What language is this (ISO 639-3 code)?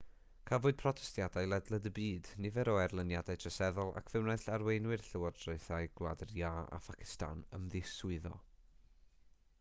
cym